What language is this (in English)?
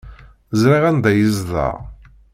Kabyle